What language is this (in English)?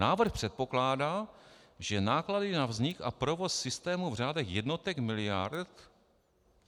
Czech